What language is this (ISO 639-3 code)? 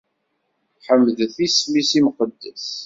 kab